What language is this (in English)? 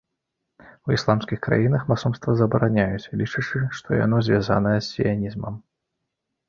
Belarusian